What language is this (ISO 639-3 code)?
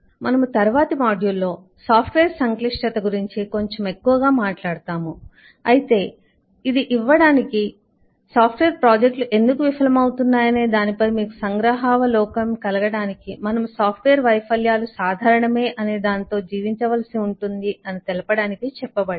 tel